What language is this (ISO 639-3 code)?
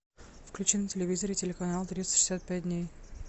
rus